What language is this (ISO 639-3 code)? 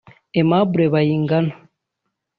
kin